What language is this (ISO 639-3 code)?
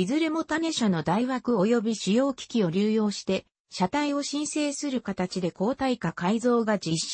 jpn